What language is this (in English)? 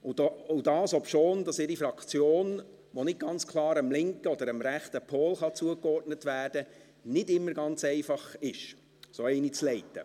Swiss German